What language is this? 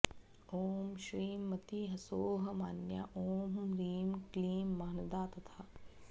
Sanskrit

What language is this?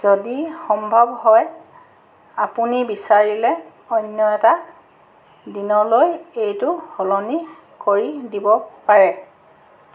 Assamese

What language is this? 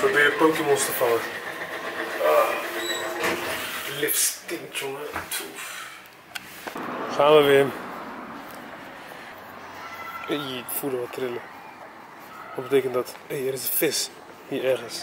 Dutch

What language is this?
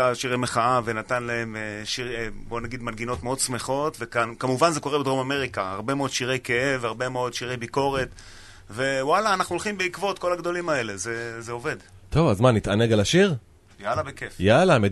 Hebrew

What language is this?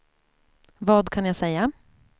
Swedish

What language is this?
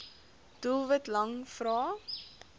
Afrikaans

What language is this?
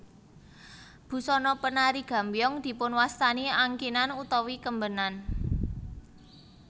Javanese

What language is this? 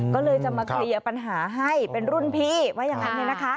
Thai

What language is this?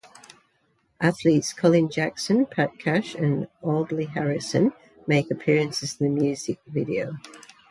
English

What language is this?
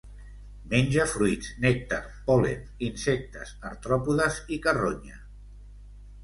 Catalan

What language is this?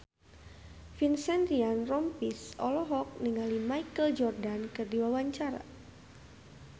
Sundanese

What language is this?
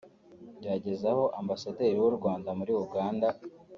Kinyarwanda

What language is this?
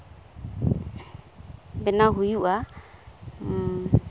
Santali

